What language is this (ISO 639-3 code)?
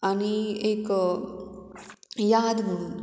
kok